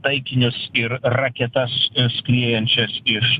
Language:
Lithuanian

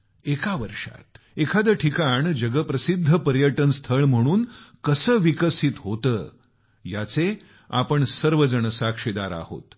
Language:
Marathi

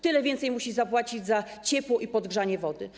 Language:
Polish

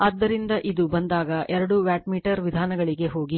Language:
Kannada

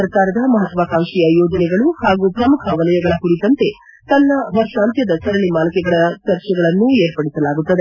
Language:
Kannada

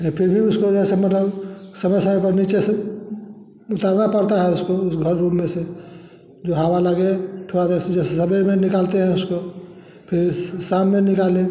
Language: Hindi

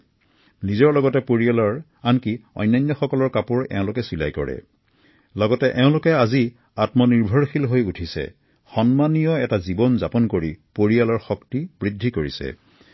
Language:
Assamese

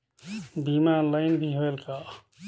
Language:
Chhattisgarhi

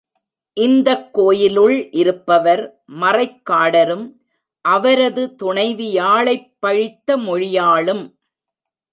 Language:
Tamil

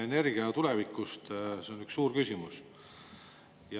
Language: Estonian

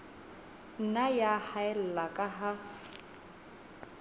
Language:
Southern Sotho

